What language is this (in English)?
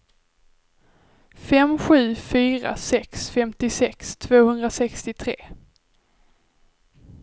Swedish